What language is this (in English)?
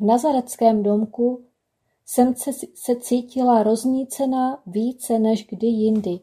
Czech